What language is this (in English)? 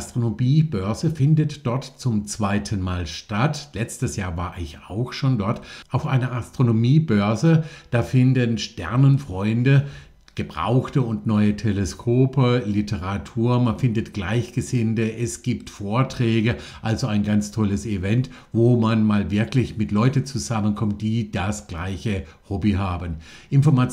German